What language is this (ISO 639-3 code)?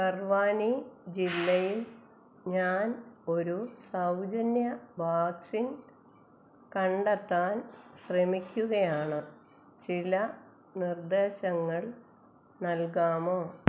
mal